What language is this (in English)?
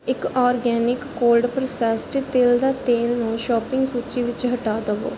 Punjabi